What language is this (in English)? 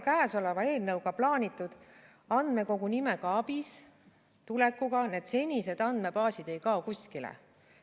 Estonian